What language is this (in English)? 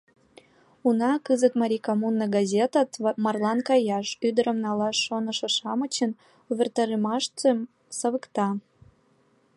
Mari